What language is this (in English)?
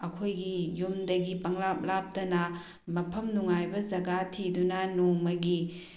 Manipuri